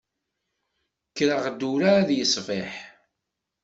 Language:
Kabyle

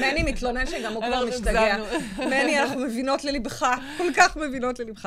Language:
Hebrew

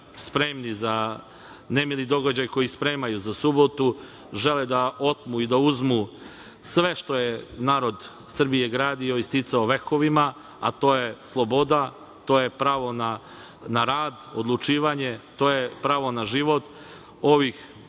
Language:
Serbian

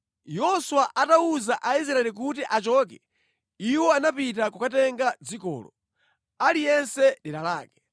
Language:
Nyanja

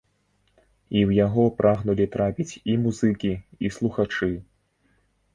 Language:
Belarusian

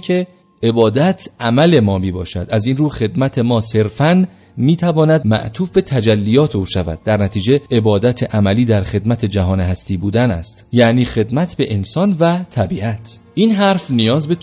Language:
Persian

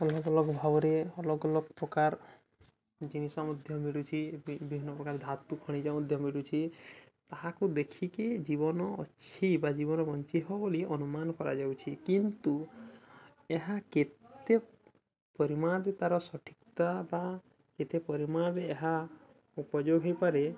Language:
Odia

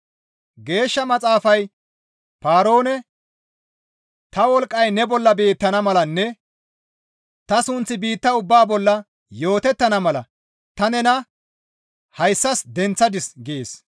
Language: Gamo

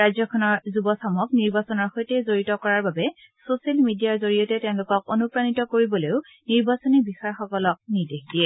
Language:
Assamese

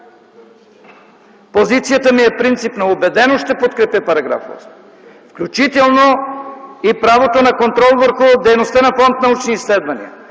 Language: Bulgarian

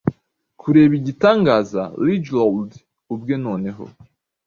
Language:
Kinyarwanda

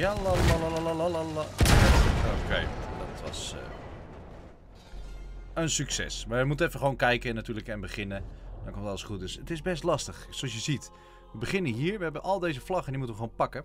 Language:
Dutch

